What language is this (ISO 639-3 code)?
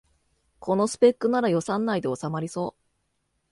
jpn